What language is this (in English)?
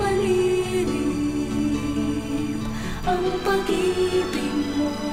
Filipino